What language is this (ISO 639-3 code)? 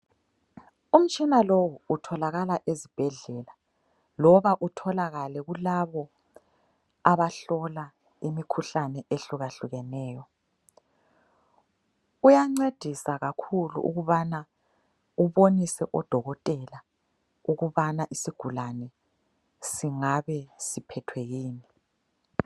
nde